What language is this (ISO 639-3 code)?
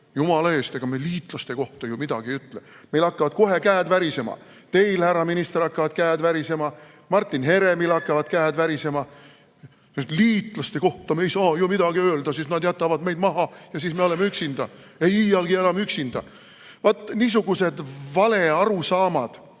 est